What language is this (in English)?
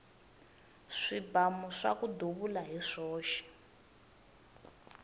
Tsonga